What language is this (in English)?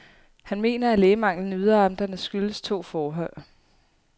Danish